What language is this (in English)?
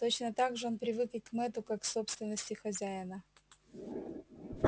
Russian